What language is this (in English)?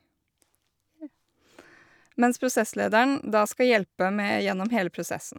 Norwegian